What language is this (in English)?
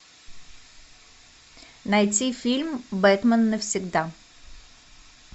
Russian